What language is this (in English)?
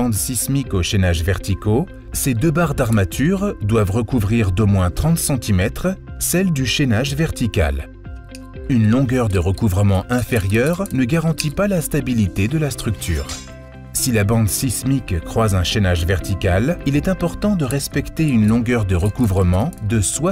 French